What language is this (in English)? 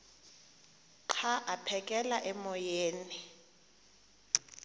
Xhosa